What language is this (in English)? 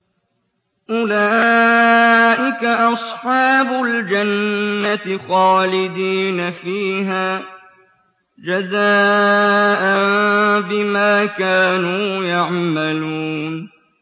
Arabic